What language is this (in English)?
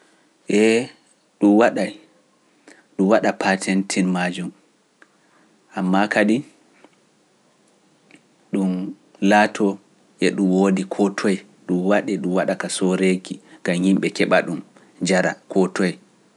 Pular